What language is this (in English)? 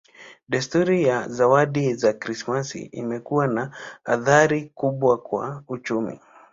Swahili